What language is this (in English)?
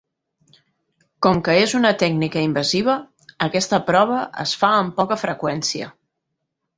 Catalan